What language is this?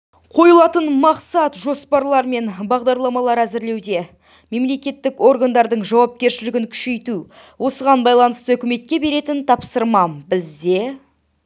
Kazakh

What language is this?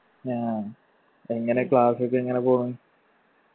Malayalam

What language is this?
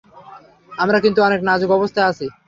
Bangla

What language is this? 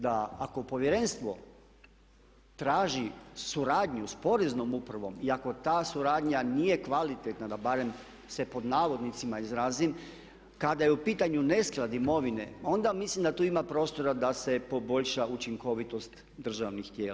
Croatian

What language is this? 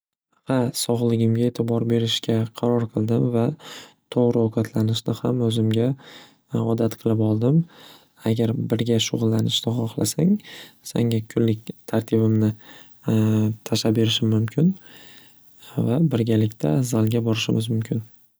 Uzbek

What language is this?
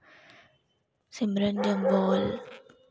Dogri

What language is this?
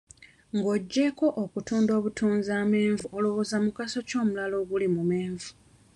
Ganda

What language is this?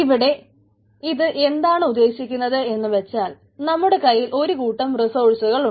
Malayalam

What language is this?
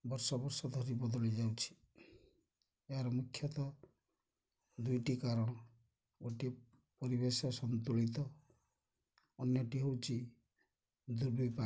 Odia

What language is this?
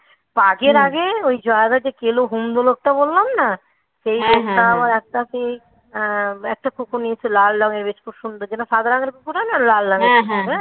Bangla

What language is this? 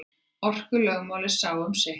Icelandic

